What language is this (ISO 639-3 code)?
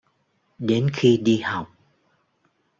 vie